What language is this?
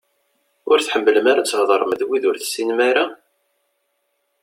Kabyle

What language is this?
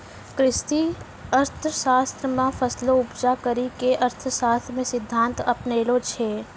Maithili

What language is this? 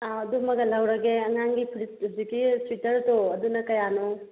Manipuri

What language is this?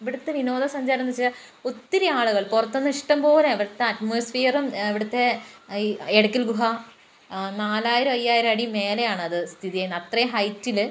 Malayalam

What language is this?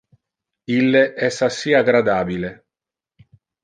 Interlingua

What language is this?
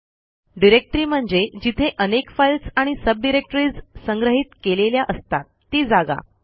Marathi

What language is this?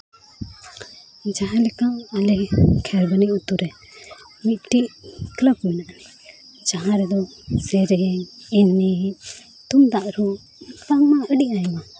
Santali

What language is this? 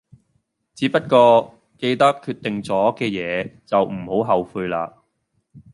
Cantonese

